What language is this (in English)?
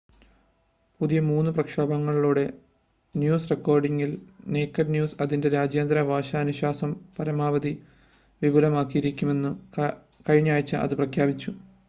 Malayalam